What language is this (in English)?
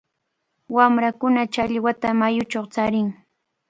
Cajatambo North Lima Quechua